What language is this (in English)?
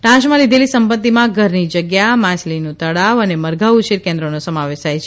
Gujarati